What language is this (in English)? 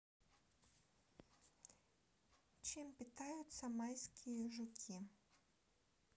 Russian